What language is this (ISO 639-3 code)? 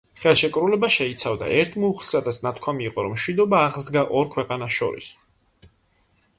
kat